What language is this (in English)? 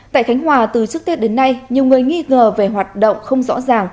Vietnamese